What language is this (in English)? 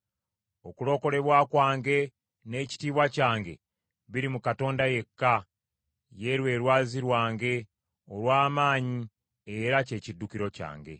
Ganda